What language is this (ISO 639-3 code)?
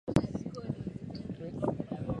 swa